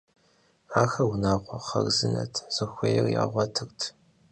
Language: Kabardian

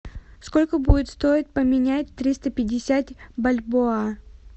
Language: Russian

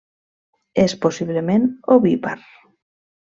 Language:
Catalan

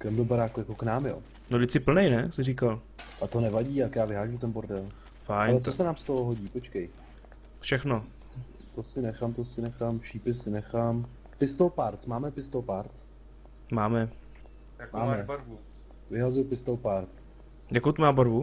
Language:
Czech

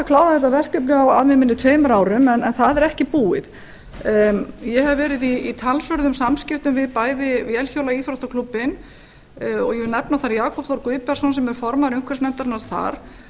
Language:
Icelandic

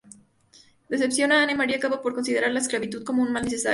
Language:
Spanish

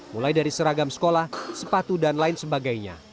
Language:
Indonesian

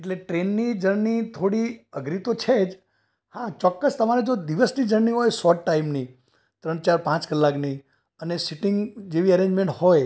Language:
Gujarati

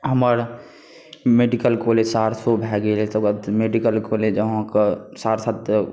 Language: Maithili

